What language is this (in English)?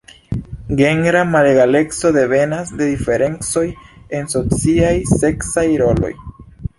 Esperanto